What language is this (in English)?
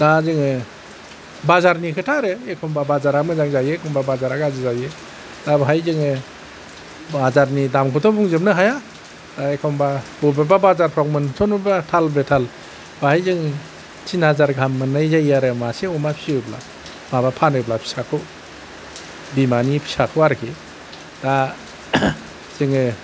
Bodo